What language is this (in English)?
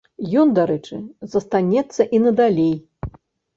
Belarusian